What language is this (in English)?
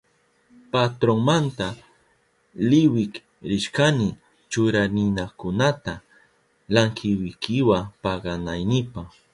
Southern Pastaza Quechua